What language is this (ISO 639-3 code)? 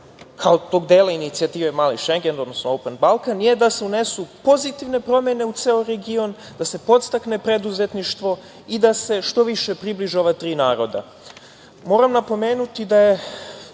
srp